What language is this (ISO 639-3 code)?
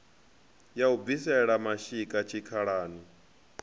ven